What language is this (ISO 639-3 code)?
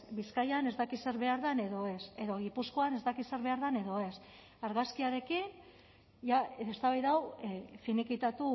eus